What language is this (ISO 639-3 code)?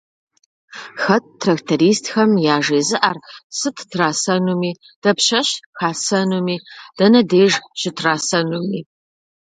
kbd